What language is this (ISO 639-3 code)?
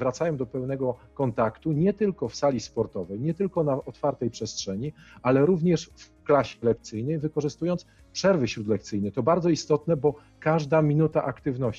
pol